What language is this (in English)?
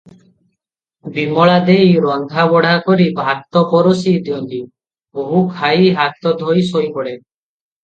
Odia